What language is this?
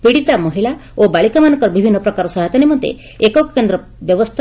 Odia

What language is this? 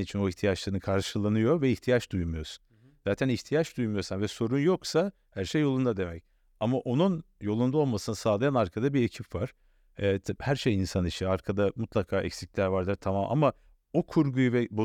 Turkish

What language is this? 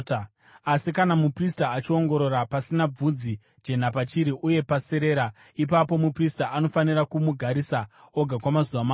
Shona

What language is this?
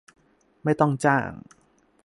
Thai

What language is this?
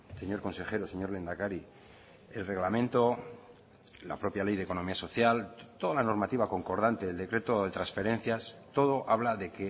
Spanish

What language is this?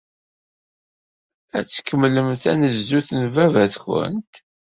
Kabyle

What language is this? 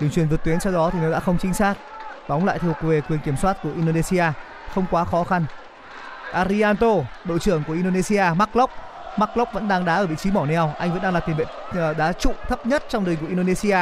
Vietnamese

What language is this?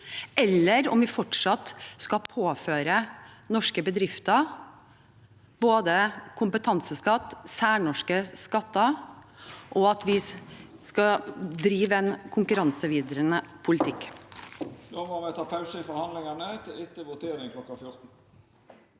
Norwegian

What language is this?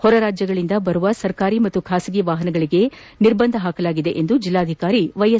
Kannada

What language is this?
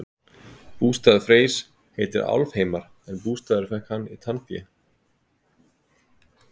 Icelandic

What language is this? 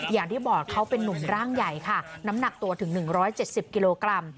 Thai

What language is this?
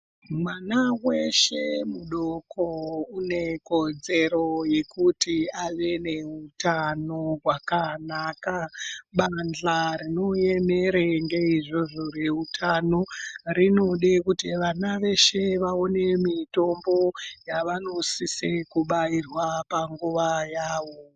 Ndau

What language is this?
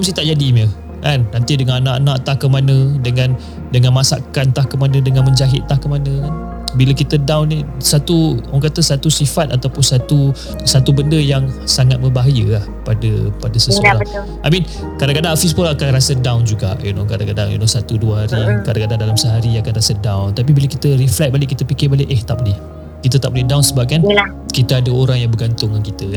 Malay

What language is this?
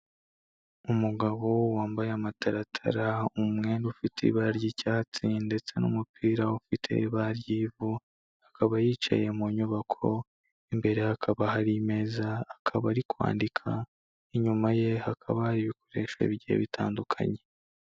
Kinyarwanda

